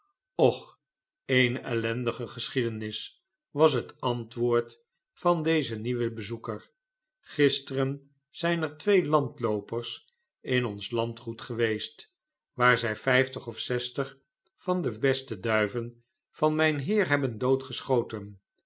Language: Dutch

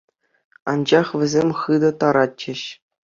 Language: Chuvash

